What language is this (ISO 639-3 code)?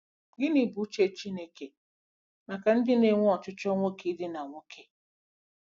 ibo